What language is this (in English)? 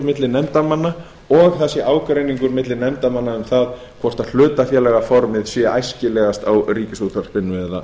Icelandic